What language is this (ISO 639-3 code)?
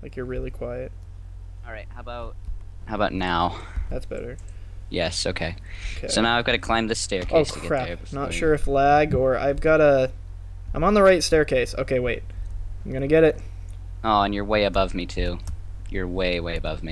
eng